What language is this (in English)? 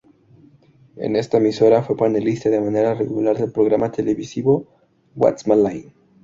Spanish